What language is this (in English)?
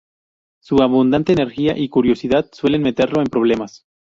Spanish